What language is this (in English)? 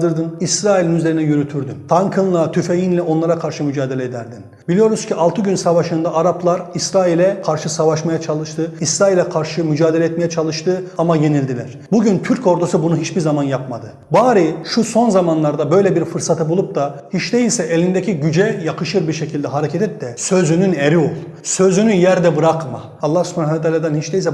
Turkish